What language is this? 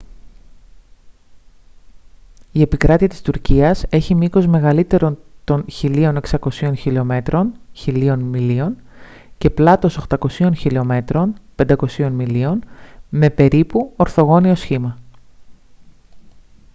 Greek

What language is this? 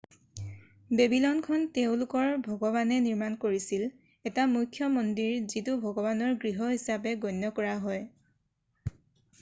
Assamese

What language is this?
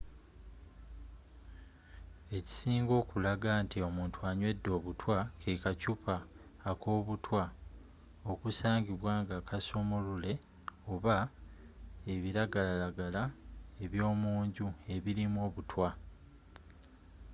Ganda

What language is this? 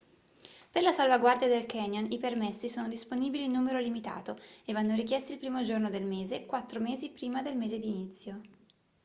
Italian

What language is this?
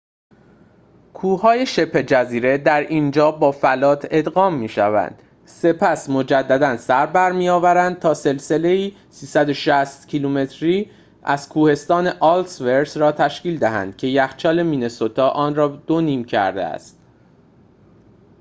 Persian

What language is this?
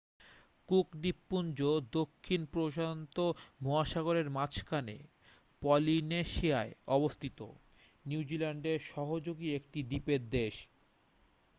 Bangla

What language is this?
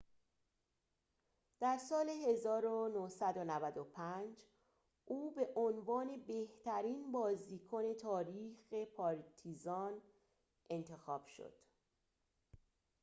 Persian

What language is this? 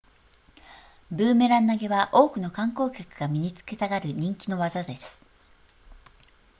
Japanese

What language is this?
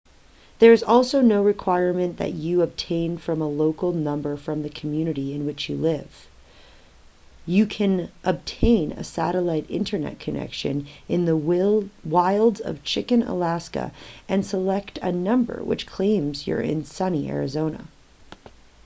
English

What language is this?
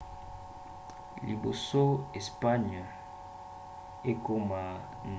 Lingala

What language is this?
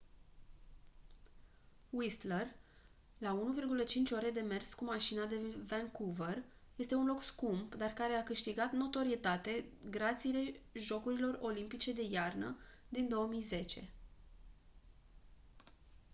Romanian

